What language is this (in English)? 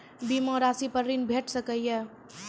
Maithili